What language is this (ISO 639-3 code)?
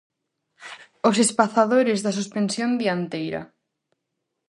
glg